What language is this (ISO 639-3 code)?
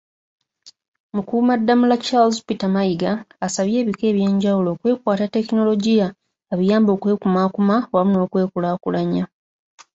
lug